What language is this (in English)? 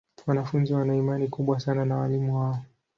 Swahili